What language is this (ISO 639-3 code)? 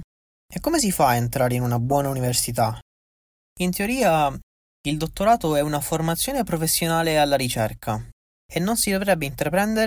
ita